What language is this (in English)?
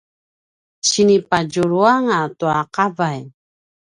Paiwan